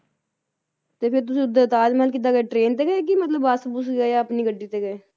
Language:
Punjabi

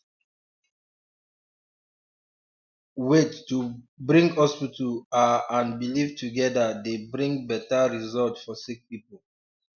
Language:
Nigerian Pidgin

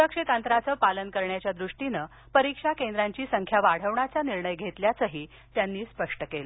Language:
Marathi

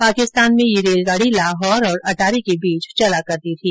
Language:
Hindi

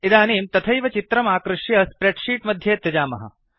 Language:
Sanskrit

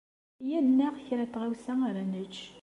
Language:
Kabyle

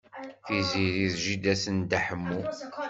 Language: Kabyle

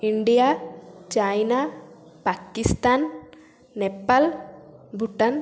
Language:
Odia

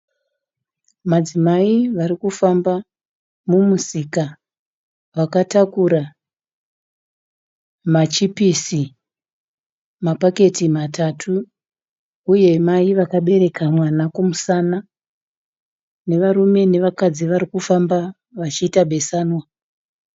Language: Shona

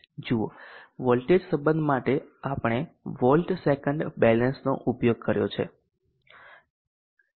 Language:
Gujarati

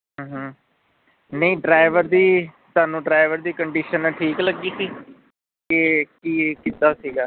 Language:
Punjabi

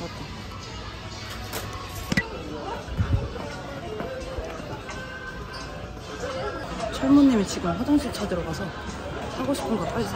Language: Korean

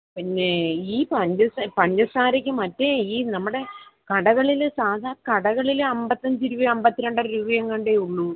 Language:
Malayalam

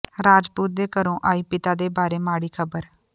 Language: Punjabi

